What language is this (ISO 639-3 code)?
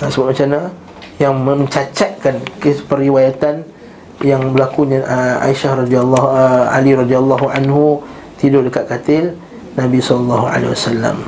msa